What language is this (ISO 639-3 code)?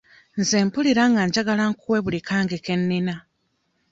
lug